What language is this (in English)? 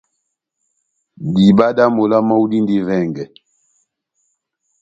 Batanga